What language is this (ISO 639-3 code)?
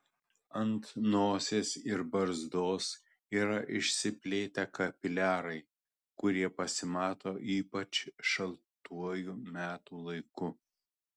lit